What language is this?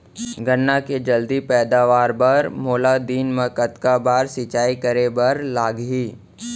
Chhattisgarhi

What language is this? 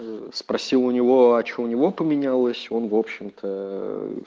Russian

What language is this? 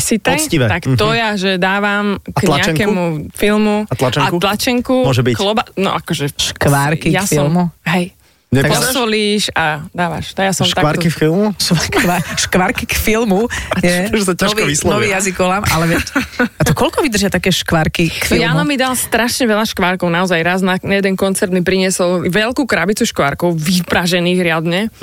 Slovak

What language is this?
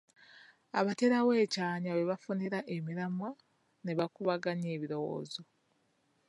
Ganda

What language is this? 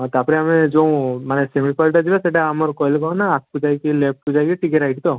Odia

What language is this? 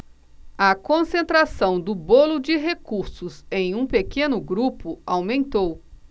Portuguese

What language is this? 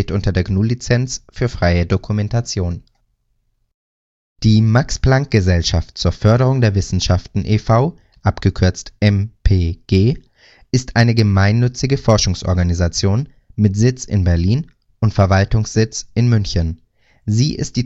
German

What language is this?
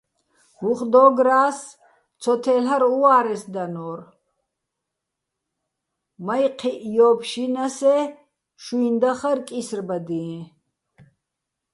Bats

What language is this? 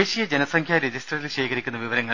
Malayalam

